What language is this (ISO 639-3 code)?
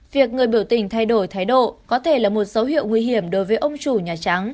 vie